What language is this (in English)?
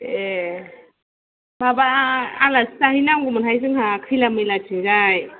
Bodo